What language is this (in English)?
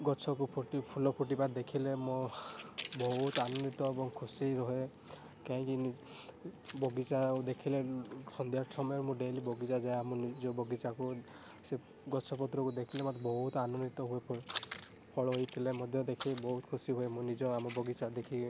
Odia